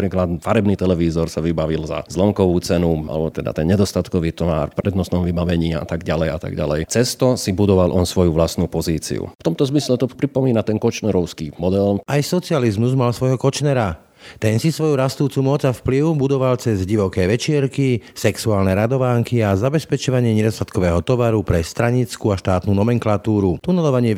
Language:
Slovak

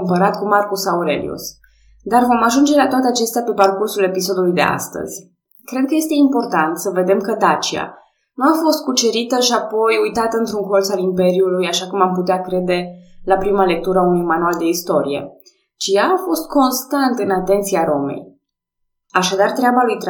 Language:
Romanian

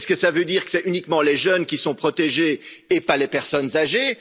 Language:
French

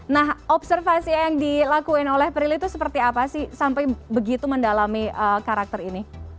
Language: Indonesian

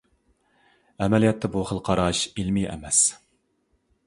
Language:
Uyghur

